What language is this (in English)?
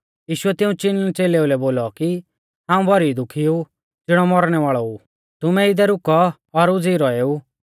Mahasu Pahari